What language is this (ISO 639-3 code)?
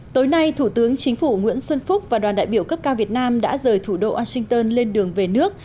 vie